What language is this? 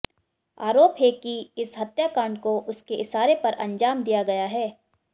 Hindi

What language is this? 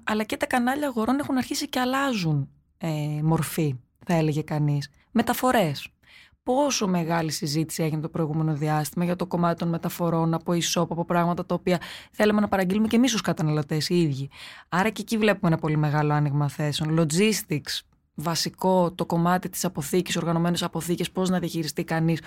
Greek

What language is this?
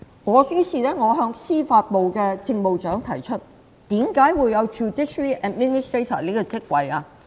Cantonese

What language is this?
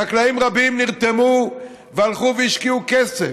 Hebrew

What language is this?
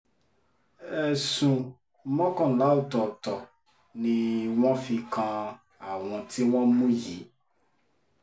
Yoruba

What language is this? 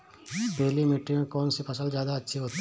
Hindi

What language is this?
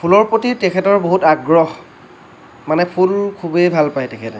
Assamese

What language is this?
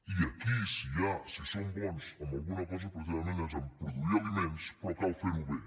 Catalan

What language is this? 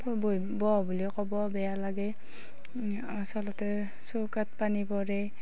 Assamese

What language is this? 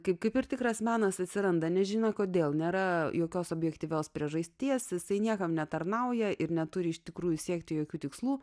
Lithuanian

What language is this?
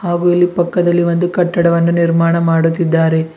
Kannada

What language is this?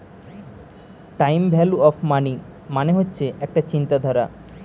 Bangla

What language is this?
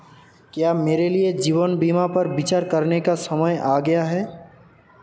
Hindi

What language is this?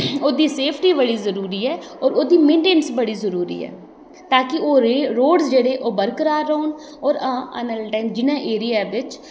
Dogri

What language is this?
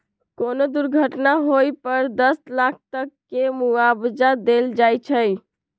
Magahi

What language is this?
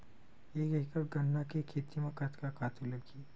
Chhattisgarhi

